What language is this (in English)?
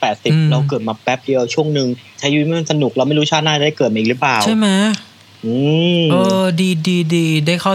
Thai